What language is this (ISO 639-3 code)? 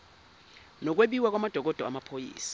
zul